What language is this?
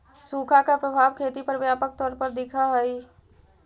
Magahi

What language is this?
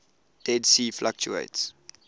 English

